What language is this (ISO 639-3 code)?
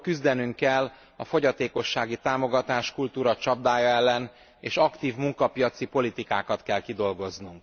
hun